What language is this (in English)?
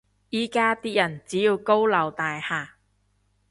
Cantonese